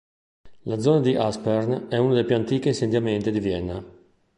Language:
Italian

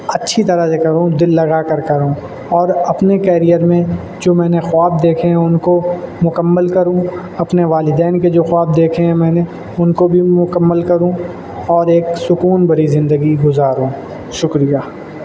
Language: Urdu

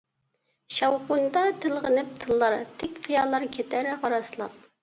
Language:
Uyghur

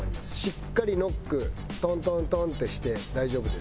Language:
Japanese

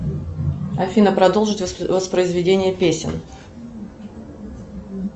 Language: Russian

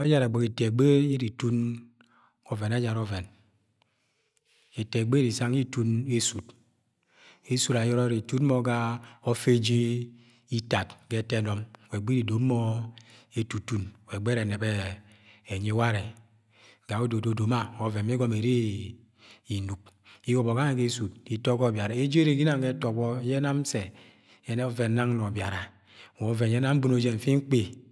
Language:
Agwagwune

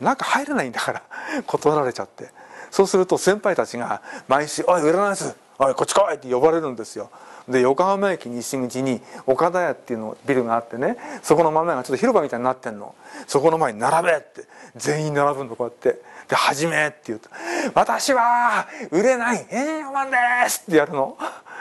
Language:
Japanese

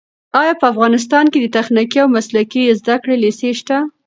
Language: Pashto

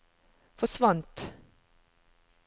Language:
Norwegian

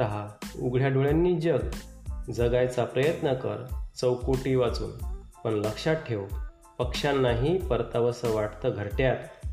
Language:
Marathi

